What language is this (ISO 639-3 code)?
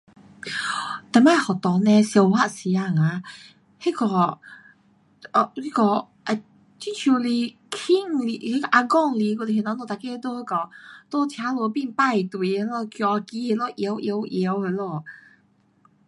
cpx